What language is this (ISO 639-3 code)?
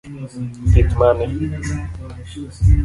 luo